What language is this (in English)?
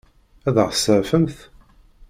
Kabyle